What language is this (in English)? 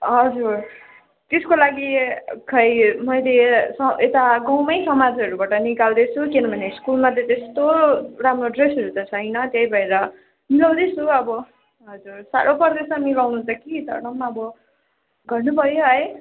Nepali